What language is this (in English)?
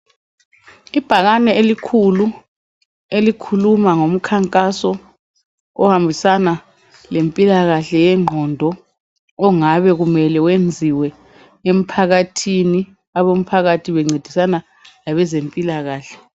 North Ndebele